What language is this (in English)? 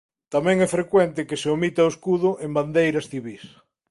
Galician